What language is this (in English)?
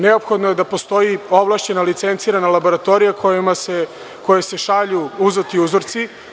Serbian